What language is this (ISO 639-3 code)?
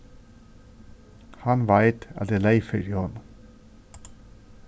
fao